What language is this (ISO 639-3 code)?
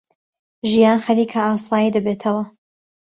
ckb